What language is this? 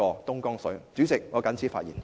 Cantonese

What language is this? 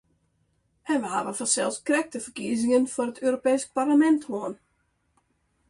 Western Frisian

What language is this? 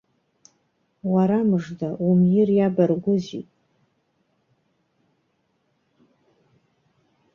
Abkhazian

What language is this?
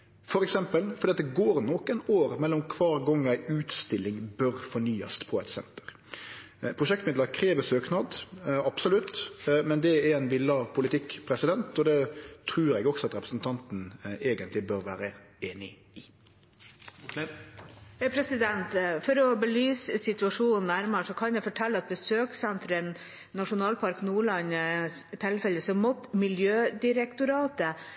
Norwegian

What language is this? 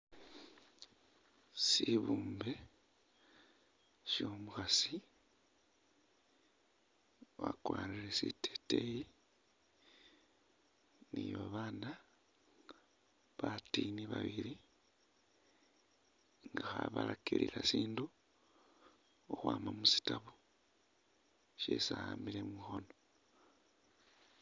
Masaaba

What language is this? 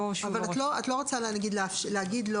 Hebrew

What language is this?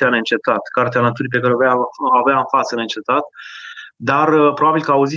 Romanian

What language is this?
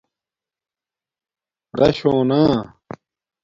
Domaaki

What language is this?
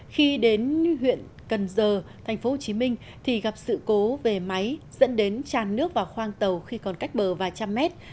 Vietnamese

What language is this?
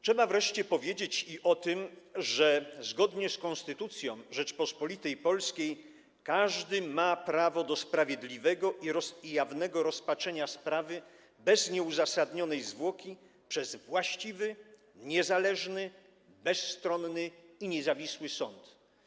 Polish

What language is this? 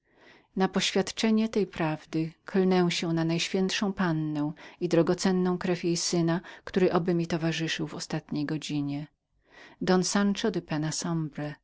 Polish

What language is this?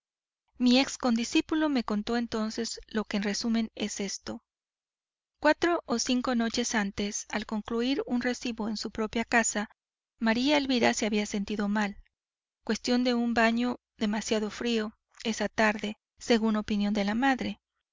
Spanish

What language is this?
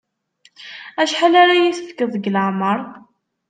Kabyle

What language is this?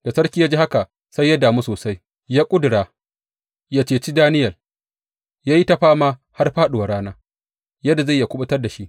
Hausa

